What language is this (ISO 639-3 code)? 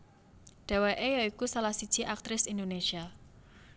jav